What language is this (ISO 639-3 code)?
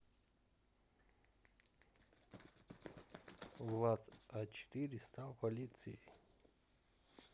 rus